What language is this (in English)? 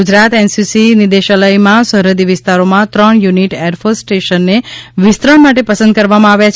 Gujarati